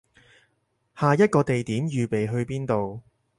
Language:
Cantonese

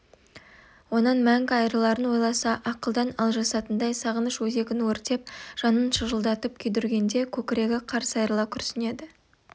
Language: Kazakh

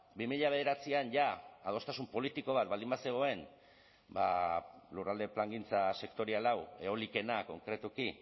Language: Basque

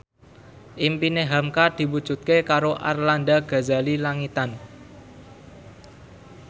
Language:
Javanese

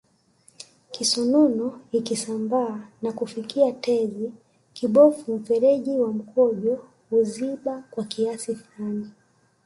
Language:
Swahili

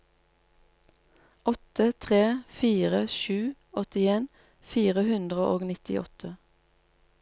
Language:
Norwegian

